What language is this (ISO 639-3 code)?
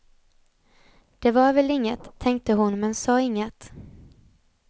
swe